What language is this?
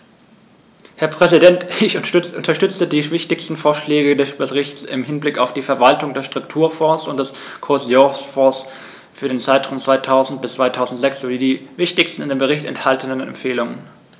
German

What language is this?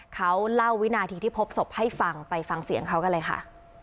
Thai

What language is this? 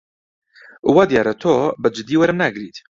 Central Kurdish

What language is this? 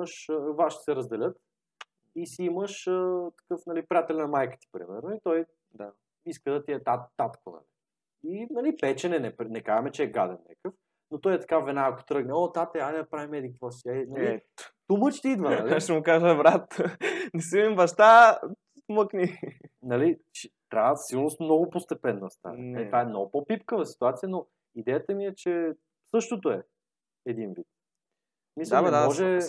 Bulgarian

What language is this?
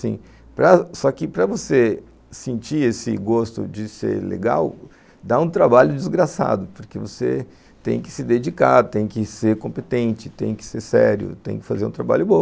Portuguese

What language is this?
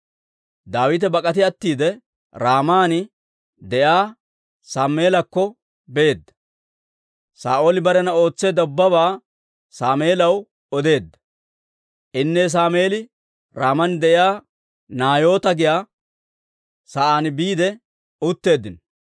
Dawro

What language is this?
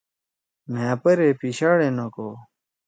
Torwali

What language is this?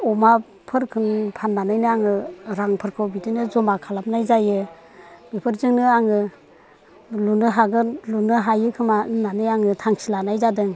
Bodo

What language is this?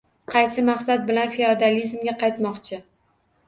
Uzbek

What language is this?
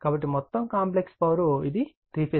Telugu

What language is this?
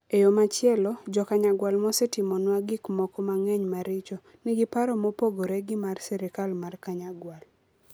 Luo (Kenya and Tanzania)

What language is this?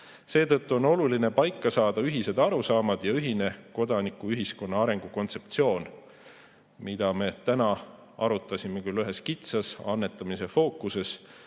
Estonian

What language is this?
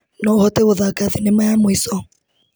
Kikuyu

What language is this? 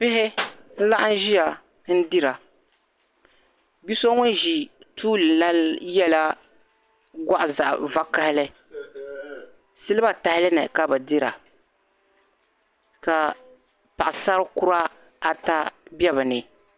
Dagbani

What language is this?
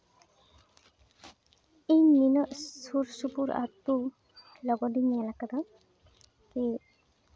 Santali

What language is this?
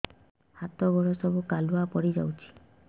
Odia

